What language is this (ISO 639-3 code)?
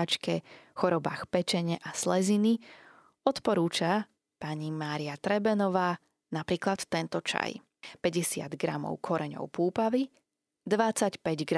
slk